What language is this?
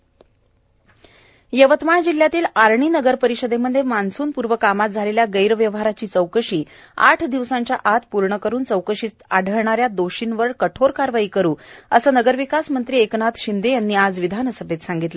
Marathi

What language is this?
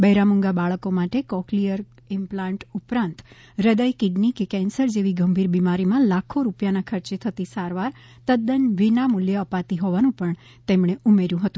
Gujarati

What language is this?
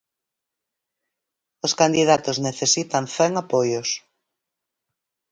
Galician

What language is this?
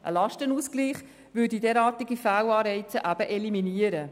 Swiss German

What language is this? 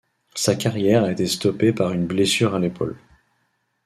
French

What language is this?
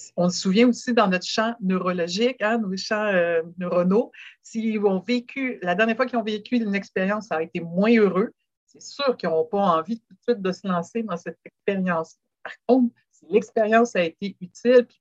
French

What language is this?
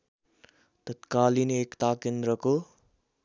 Nepali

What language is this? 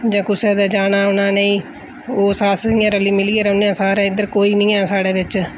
Dogri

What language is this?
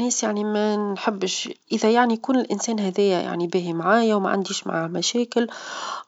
Tunisian Arabic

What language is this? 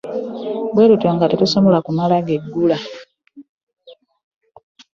Ganda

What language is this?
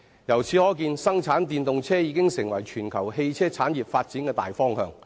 Cantonese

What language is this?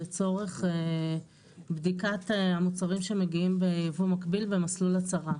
Hebrew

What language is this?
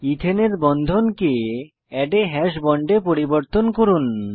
Bangla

